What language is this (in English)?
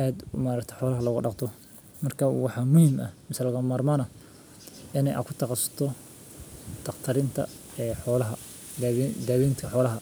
Somali